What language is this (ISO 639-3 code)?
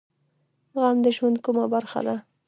pus